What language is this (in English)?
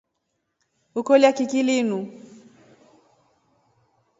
Rombo